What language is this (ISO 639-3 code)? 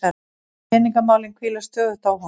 isl